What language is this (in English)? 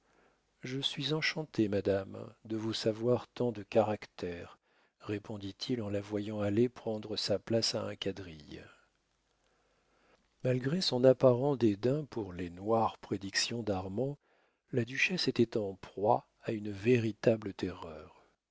French